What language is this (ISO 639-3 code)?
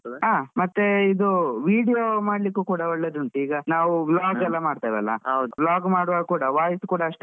kan